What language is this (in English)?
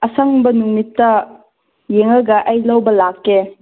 Manipuri